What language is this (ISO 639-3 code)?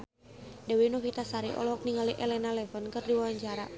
sun